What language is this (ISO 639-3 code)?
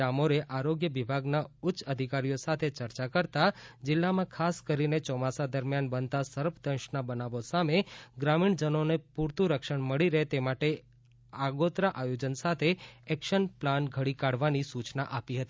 guj